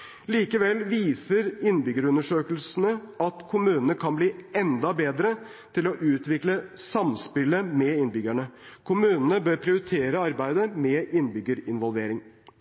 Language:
Norwegian Bokmål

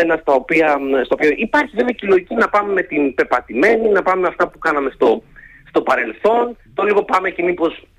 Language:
Greek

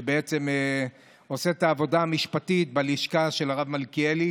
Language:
Hebrew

